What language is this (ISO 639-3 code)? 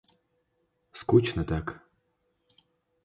rus